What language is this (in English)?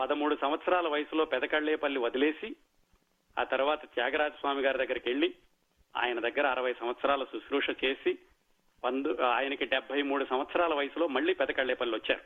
Telugu